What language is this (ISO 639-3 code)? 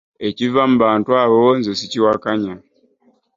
lug